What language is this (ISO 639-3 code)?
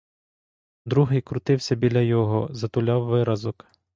ukr